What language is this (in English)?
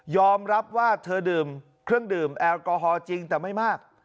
Thai